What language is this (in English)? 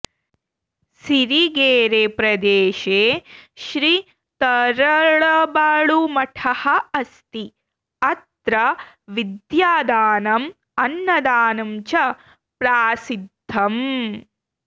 Sanskrit